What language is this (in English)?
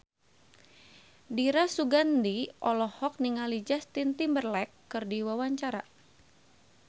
Sundanese